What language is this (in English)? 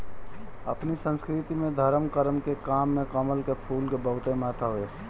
Bhojpuri